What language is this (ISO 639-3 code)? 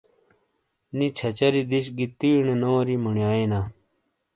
scl